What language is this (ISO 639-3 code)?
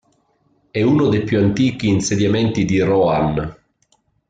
ita